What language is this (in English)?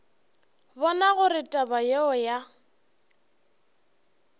Northern Sotho